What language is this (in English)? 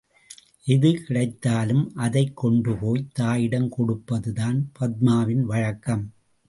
Tamil